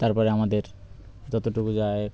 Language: Bangla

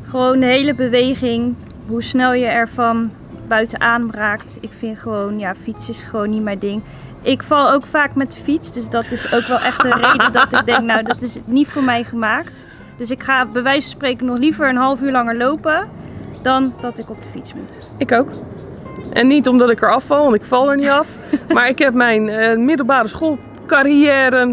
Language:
Dutch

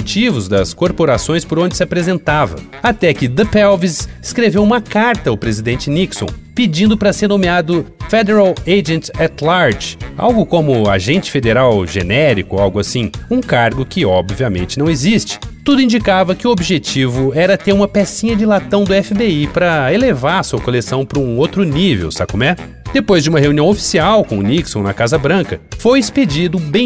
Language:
Portuguese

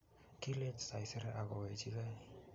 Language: Kalenjin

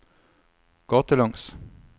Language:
Norwegian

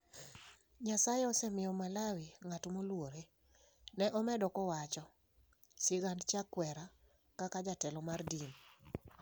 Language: Luo (Kenya and Tanzania)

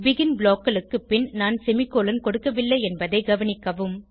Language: Tamil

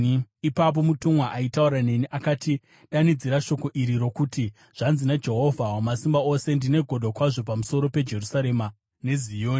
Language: Shona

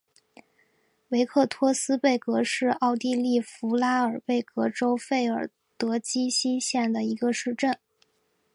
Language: Chinese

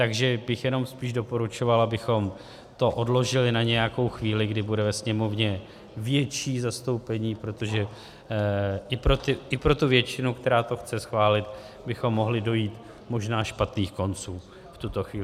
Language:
Czech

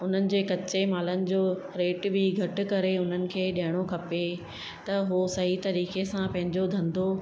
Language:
Sindhi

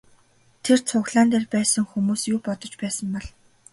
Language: Mongolian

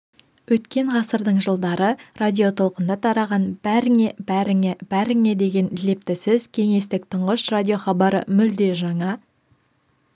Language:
Kazakh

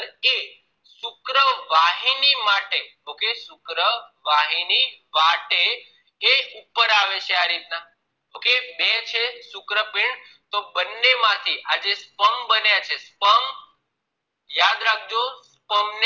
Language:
Gujarati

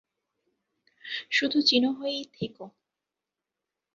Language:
Bangla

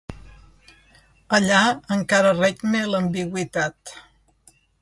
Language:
Catalan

